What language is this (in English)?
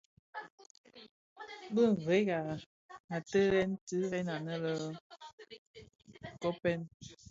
Bafia